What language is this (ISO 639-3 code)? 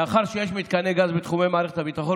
heb